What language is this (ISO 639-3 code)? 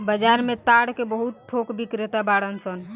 bho